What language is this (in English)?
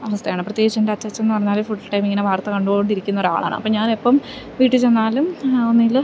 Malayalam